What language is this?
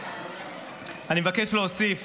Hebrew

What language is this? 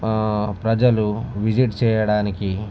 Telugu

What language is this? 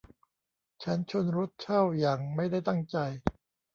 Thai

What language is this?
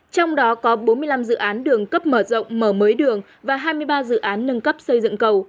Vietnamese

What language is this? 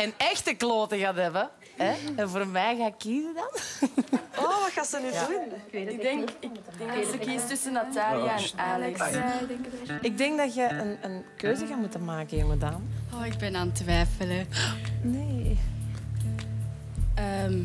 Dutch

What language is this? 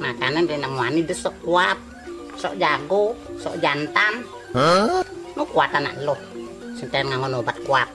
Indonesian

